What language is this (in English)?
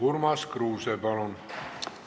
Estonian